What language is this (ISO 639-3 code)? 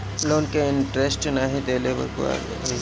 bho